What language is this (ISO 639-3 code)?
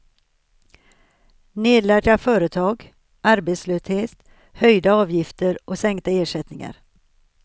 swe